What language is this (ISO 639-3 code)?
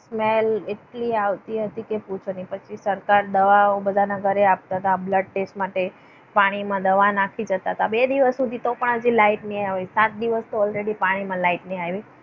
guj